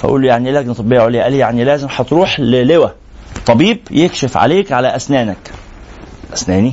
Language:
Arabic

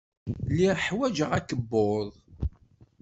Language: Kabyle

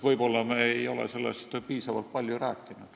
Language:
Estonian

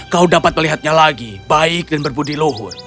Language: Indonesian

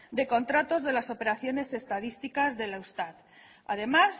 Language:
Spanish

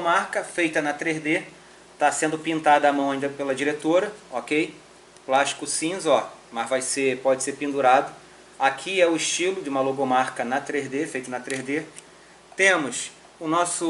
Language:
Portuguese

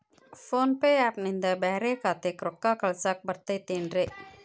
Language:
Kannada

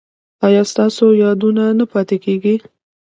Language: Pashto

